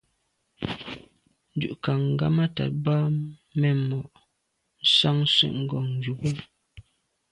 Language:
Medumba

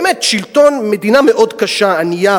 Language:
Hebrew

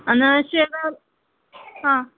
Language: Marathi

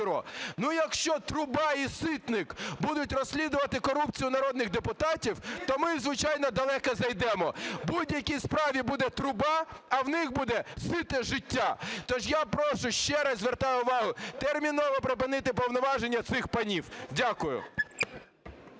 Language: Ukrainian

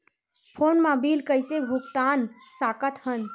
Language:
Chhattisgarhi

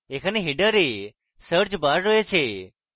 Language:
Bangla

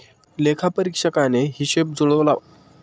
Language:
Marathi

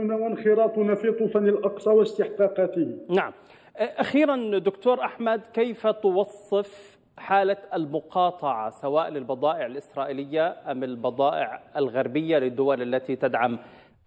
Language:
Arabic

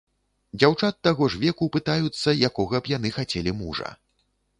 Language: Belarusian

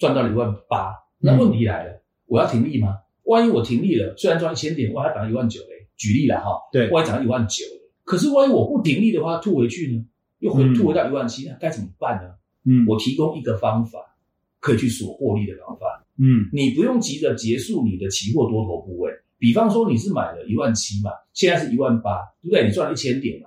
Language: Chinese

